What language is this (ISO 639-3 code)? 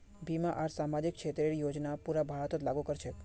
mag